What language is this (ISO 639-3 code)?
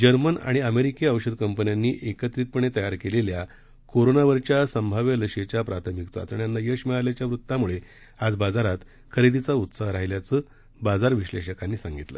mar